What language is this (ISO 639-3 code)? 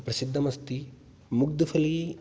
san